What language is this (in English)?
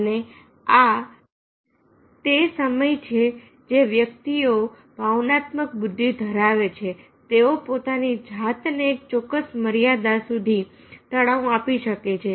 Gujarati